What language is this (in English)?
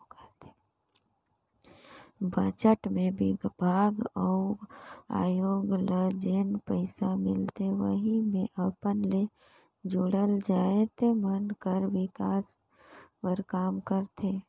Chhattisgarhi